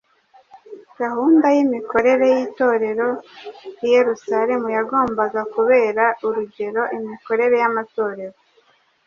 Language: Kinyarwanda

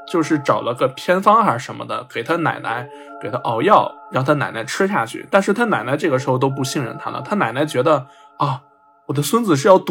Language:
Chinese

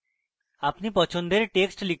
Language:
Bangla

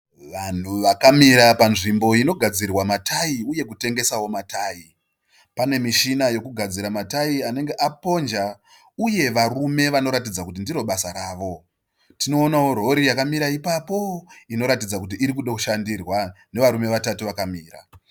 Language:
Shona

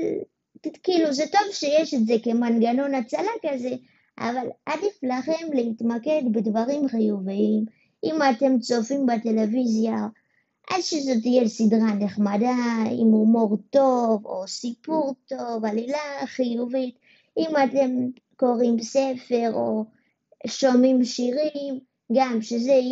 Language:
Hebrew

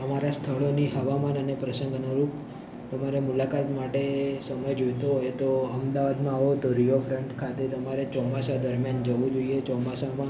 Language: Gujarati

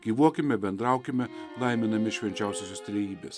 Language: Lithuanian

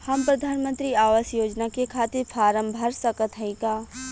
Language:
Bhojpuri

